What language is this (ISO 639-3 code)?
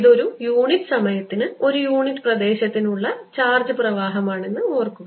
mal